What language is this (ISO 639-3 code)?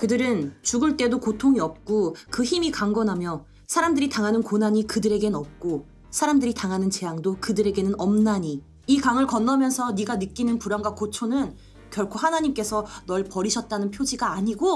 kor